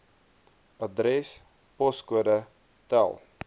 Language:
Afrikaans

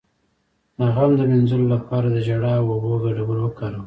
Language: Pashto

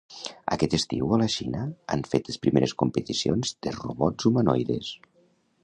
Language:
Catalan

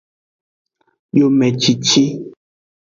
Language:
Aja (Benin)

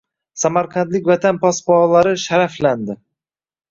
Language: Uzbek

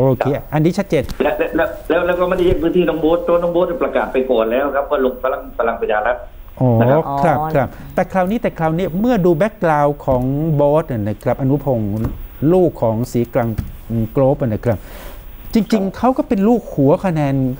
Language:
Thai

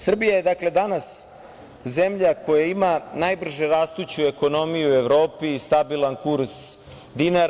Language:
Serbian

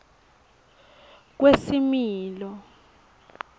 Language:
Swati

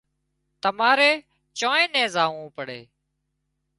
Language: Wadiyara Koli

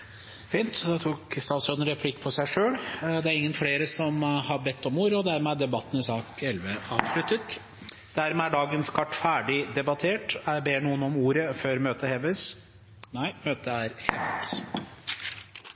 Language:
Norwegian Bokmål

